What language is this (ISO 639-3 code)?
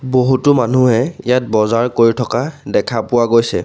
asm